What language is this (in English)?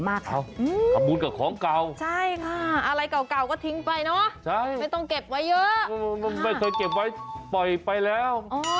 Thai